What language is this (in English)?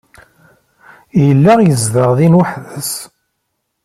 Kabyle